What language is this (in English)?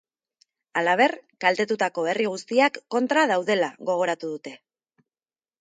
Basque